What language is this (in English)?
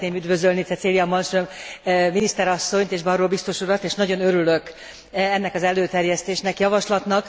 Hungarian